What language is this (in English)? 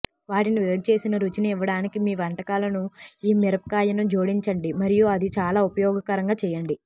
Telugu